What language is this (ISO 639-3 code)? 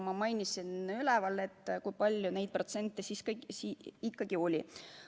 est